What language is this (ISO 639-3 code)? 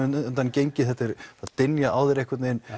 isl